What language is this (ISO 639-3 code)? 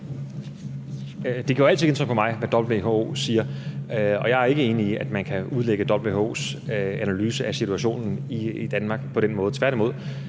dan